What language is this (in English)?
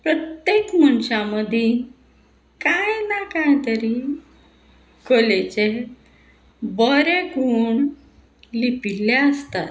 Konkani